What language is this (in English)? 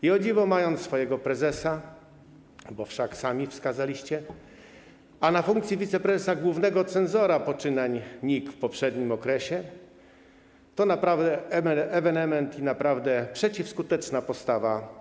Polish